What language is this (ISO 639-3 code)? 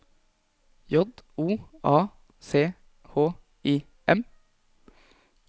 nor